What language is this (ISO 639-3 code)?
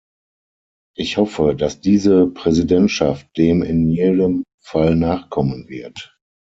deu